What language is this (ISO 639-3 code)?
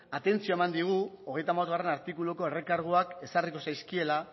eus